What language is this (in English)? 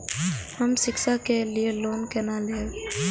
Maithili